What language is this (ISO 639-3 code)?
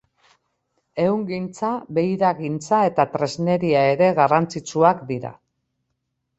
eus